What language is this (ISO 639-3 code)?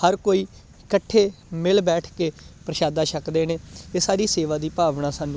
pan